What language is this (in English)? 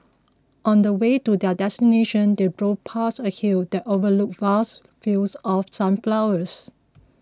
English